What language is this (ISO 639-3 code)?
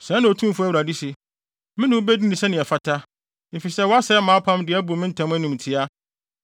aka